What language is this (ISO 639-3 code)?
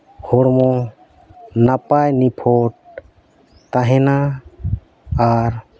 sat